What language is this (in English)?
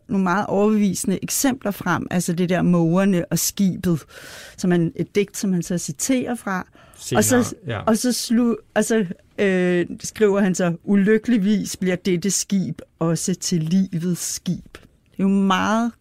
Danish